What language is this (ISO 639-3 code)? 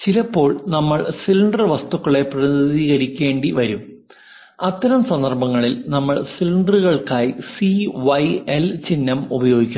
mal